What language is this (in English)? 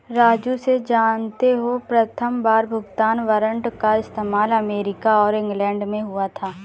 Hindi